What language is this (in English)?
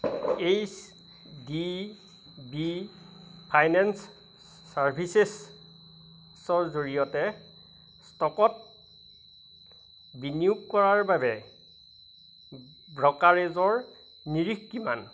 Assamese